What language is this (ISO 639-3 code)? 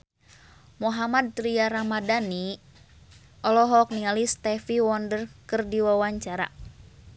sun